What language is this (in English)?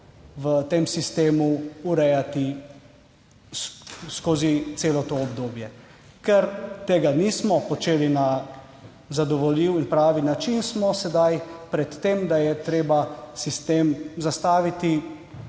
Slovenian